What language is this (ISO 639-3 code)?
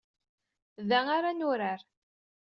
kab